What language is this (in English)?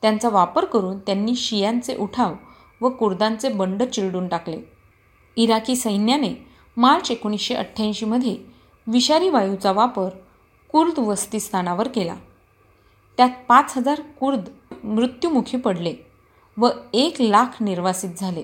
Marathi